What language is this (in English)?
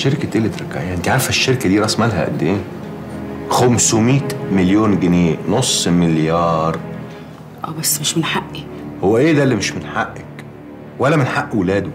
Arabic